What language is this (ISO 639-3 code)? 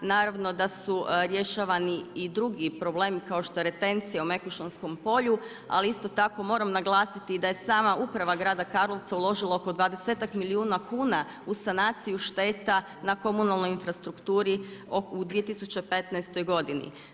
hrv